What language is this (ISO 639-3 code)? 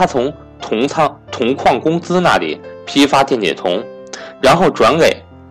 zho